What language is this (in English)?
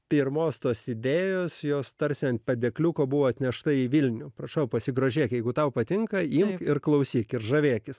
Lithuanian